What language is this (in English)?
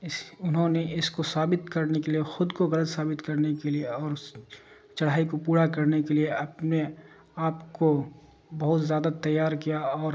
Urdu